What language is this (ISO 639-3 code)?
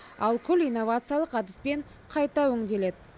kaz